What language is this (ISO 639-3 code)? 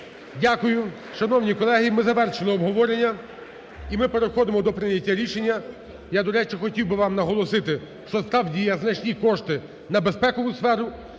ukr